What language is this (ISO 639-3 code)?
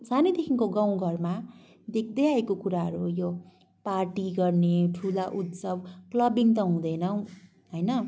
nep